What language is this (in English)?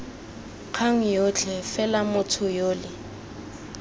Tswana